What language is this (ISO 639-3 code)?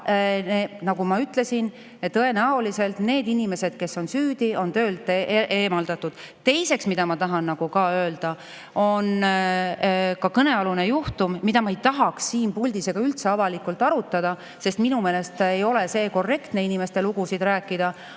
est